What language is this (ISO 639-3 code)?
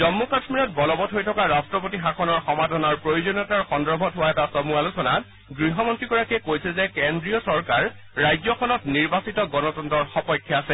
asm